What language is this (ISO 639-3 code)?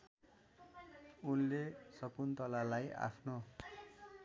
nep